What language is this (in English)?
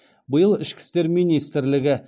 Kazakh